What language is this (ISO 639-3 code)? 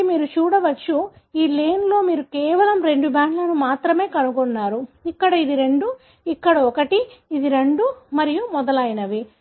tel